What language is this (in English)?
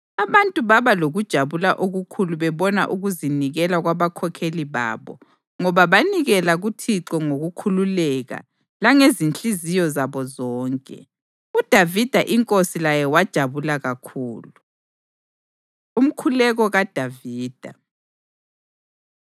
North Ndebele